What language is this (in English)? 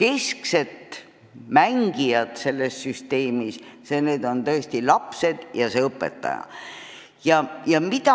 Estonian